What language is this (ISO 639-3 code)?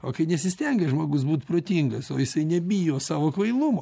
lit